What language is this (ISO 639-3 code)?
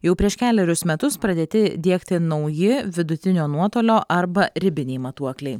lit